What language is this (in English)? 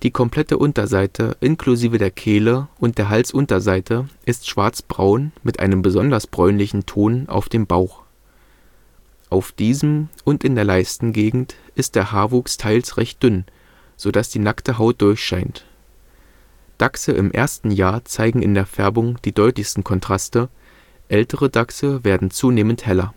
German